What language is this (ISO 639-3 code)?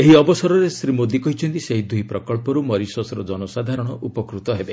ori